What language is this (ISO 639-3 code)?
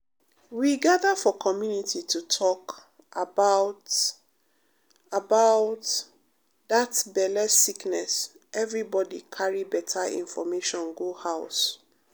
pcm